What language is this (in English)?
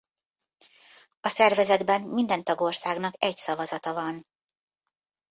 Hungarian